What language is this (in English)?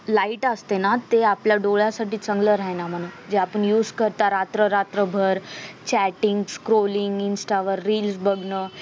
Marathi